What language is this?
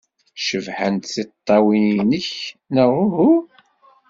Kabyle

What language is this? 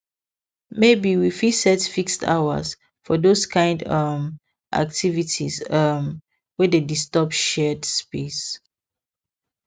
Nigerian Pidgin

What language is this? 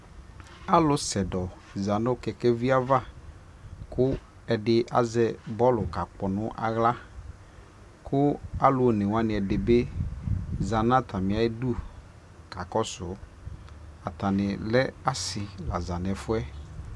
Ikposo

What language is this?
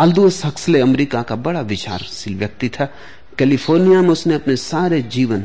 Hindi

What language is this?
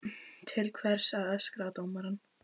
Icelandic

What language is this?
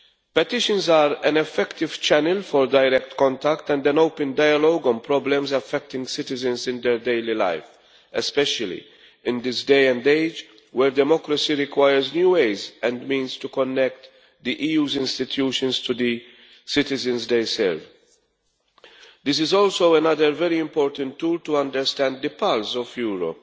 English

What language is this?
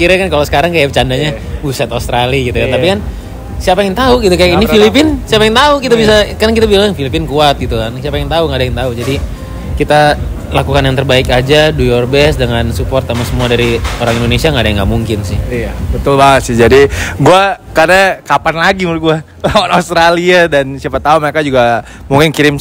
Indonesian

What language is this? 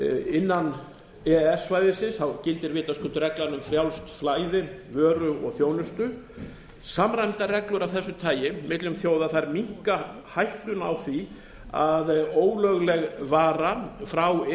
Icelandic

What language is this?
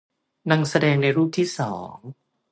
Thai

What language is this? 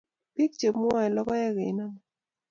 Kalenjin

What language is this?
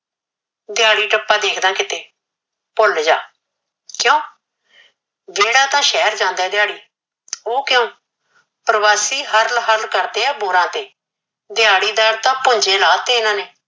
Punjabi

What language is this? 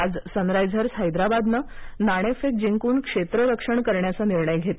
Marathi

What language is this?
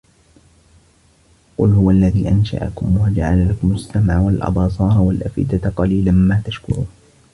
Arabic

